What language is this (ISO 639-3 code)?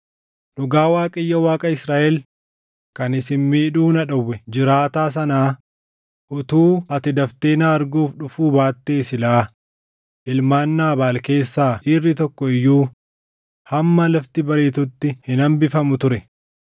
orm